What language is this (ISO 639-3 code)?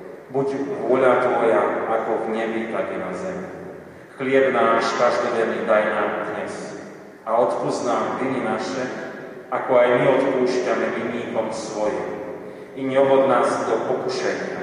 slk